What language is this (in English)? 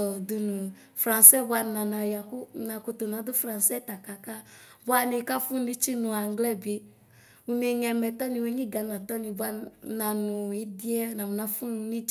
Ikposo